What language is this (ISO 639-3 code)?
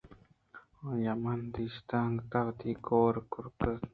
bgp